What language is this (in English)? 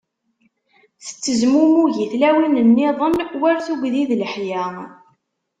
Kabyle